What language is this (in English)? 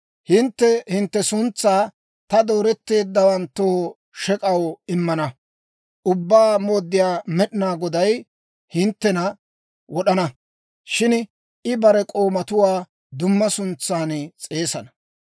Dawro